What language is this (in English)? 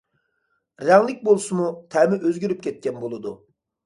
Uyghur